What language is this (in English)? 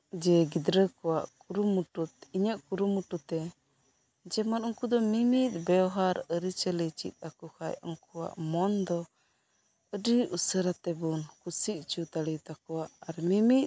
Santali